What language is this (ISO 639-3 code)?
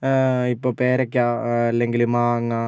mal